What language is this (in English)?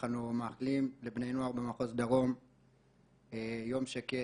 Hebrew